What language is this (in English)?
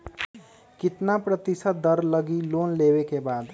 Magahi